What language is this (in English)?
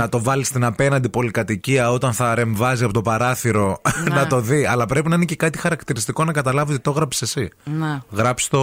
Greek